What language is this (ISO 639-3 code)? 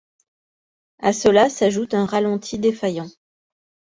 fra